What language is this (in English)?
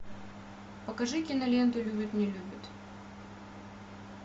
Russian